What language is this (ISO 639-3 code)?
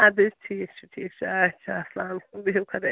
kas